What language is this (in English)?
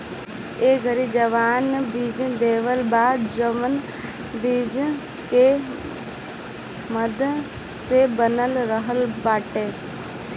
Bhojpuri